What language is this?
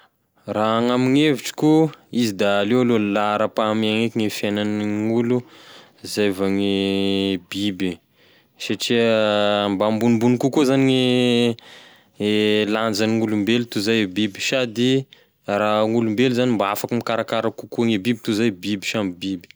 Tesaka Malagasy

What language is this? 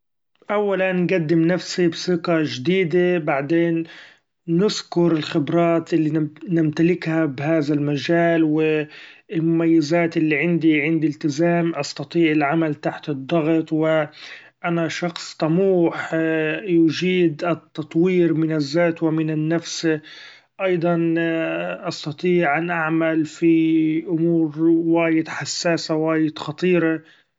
Gulf Arabic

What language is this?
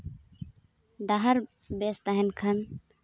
Santali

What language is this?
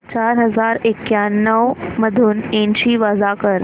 Marathi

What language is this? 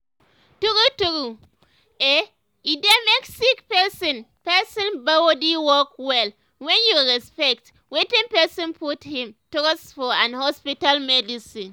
Nigerian Pidgin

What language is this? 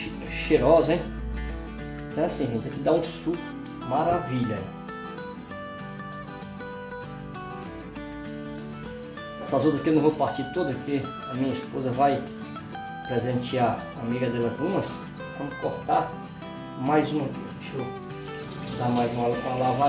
Portuguese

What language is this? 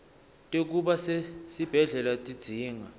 Swati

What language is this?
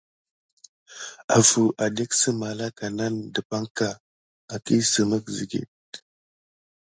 Gidar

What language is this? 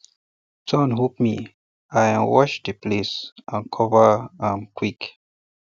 Nigerian Pidgin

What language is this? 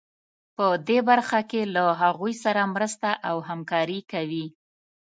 Pashto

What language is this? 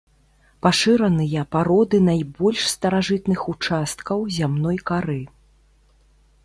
Belarusian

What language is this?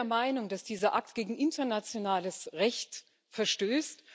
German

